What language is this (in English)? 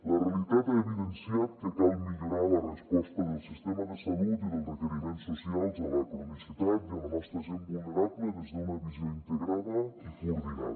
Catalan